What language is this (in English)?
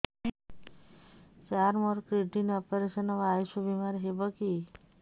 Odia